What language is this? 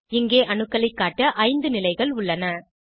Tamil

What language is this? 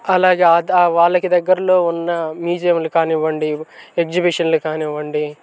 Telugu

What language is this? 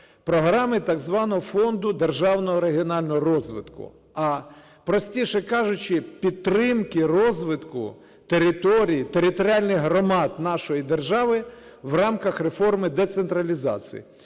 Ukrainian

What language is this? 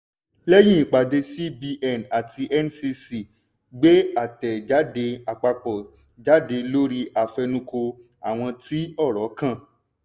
Yoruba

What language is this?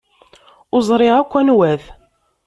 Kabyle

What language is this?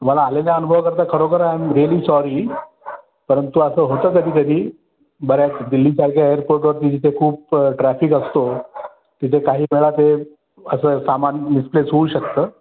Marathi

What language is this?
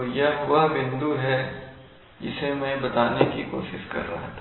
Hindi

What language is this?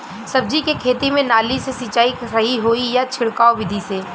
Bhojpuri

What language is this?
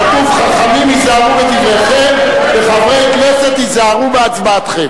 Hebrew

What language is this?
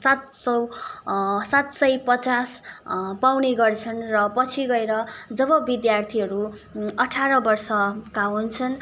Nepali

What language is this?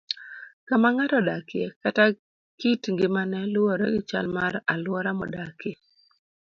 Luo (Kenya and Tanzania)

